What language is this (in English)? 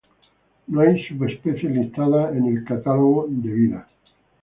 Spanish